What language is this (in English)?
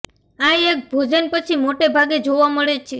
Gujarati